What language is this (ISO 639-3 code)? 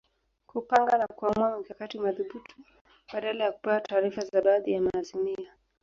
swa